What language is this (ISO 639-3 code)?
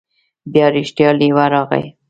pus